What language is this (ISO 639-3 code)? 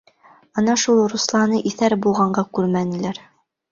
bak